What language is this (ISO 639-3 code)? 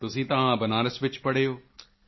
pan